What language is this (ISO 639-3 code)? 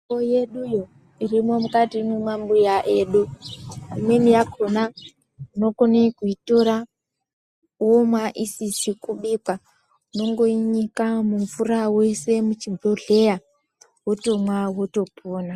ndc